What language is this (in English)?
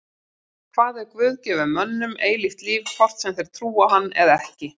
Icelandic